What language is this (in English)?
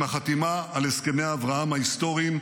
Hebrew